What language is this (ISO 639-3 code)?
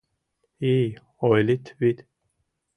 chm